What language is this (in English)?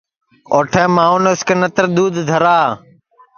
Sansi